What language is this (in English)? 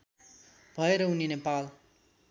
Nepali